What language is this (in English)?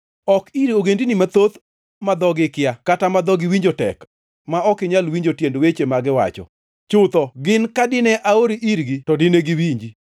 Luo (Kenya and Tanzania)